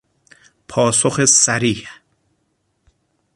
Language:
Persian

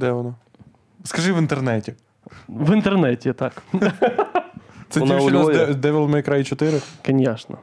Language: Ukrainian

